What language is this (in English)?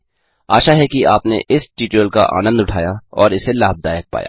Hindi